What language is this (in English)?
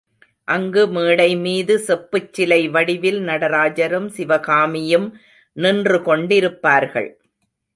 Tamil